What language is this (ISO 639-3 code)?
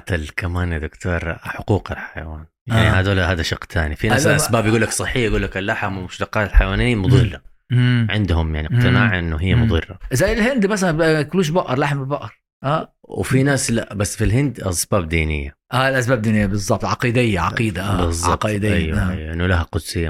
ara